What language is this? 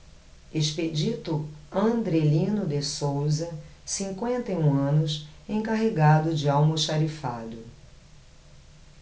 Portuguese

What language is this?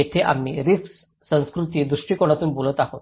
Marathi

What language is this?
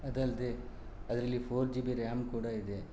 Kannada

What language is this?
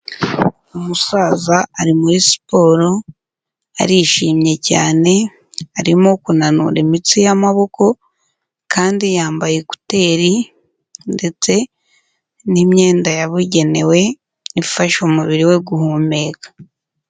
Kinyarwanda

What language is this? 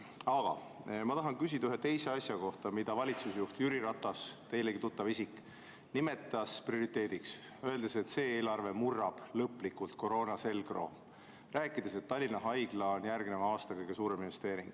Estonian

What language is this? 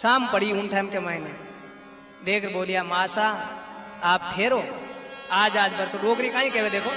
Hindi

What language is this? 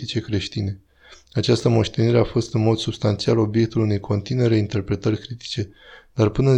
Romanian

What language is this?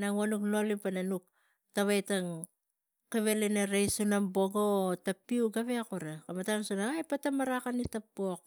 Tigak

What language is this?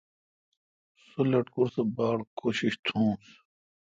Kalkoti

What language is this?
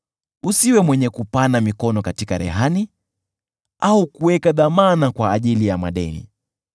Swahili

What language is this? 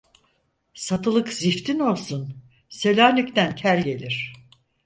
Turkish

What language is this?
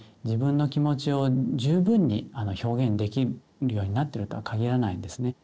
Japanese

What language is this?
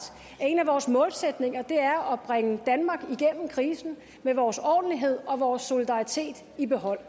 Danish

